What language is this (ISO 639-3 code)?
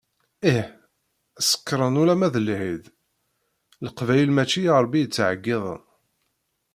kab